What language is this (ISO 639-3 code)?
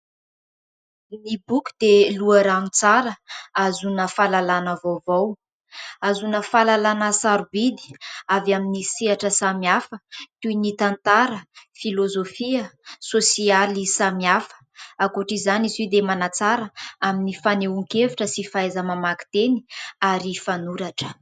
mlg